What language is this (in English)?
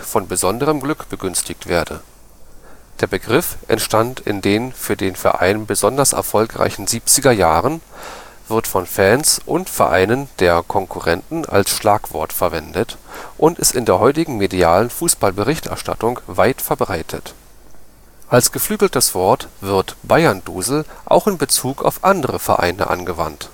German